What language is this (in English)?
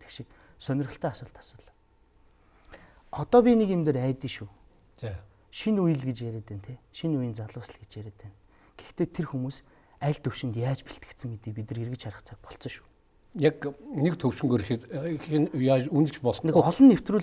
French